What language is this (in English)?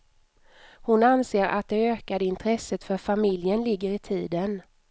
Swedish